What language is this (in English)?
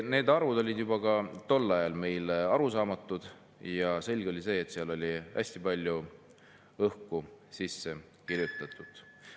Estonian